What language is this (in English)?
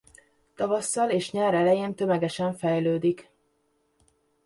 Hungarian